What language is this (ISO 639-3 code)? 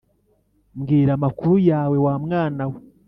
kin